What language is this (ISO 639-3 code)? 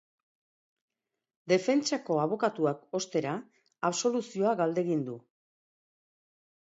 eus